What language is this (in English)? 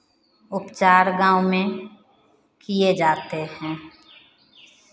Hindi